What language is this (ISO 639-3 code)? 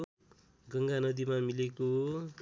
nep